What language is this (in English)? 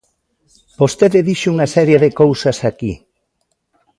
Galician